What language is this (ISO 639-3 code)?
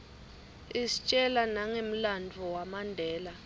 ssw